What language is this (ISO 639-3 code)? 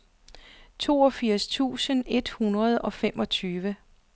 dan